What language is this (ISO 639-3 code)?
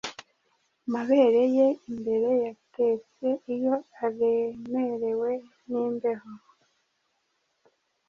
kin